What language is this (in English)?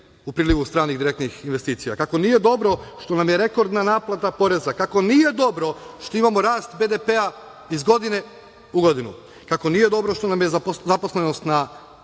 Serbian